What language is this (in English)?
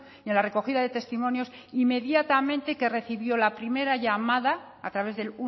Spanish